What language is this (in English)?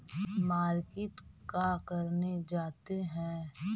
Magahi